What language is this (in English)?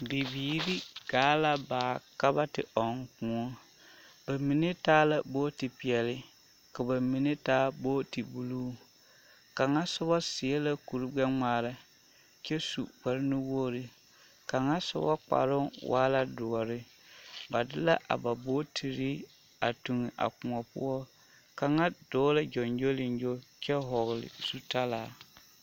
Southern Dagaare